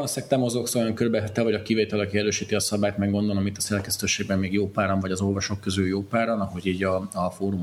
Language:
Hungarian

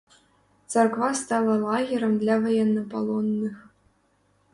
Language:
Belarusian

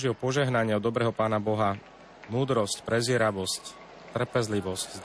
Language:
Slovak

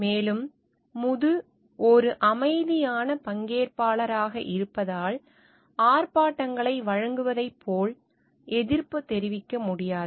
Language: Tamil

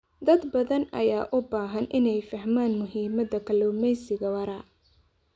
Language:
Somali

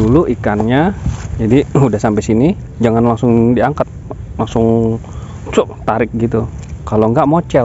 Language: Indonesian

